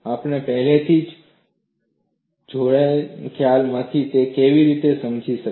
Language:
Gujarati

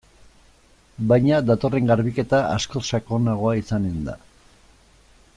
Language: Basque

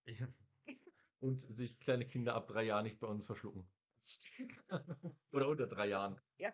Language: German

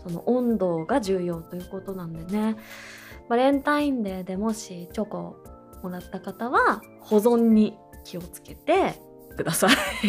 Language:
Japanese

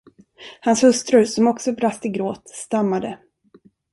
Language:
Swedish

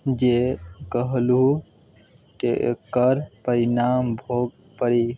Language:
Maithili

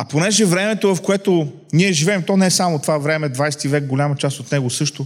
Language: Bulgarian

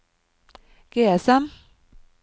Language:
Norwegian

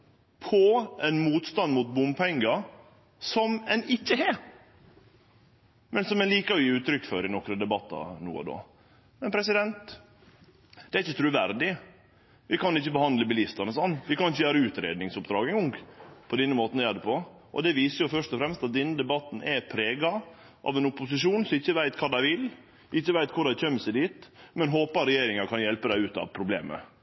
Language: Norwegian Nynorsk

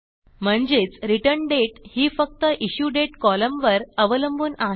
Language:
Marathi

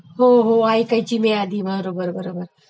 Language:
Marathi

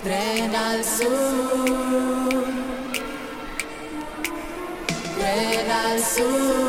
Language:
Spanish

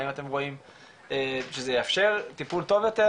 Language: Hebrew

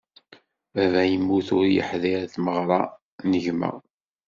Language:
Kabyle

